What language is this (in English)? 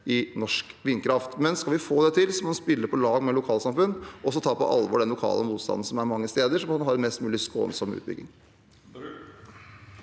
Norwegian